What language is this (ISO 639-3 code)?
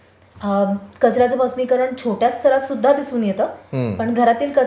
mar